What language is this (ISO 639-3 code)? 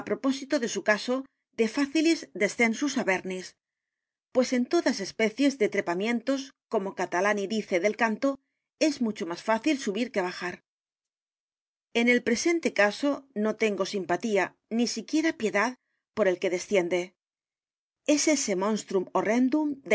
spa